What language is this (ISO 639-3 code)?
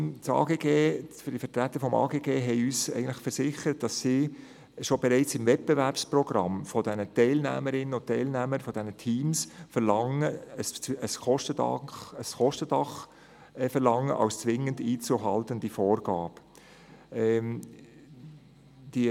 gsw